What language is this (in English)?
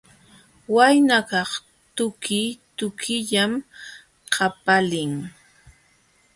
Jauja Wanca Quechua